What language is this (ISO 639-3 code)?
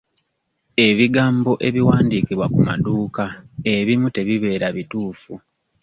lug